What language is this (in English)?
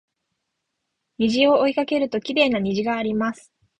Japanese